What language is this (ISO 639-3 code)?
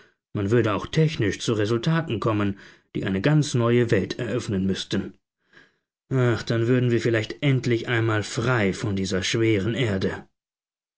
deu